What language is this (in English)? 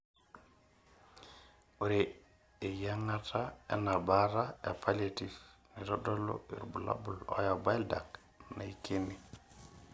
Masai